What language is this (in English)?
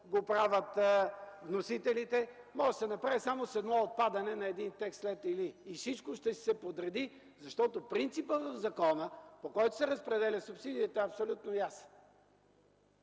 Bulgarian